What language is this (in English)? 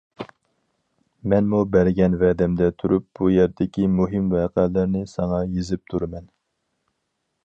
Uyghur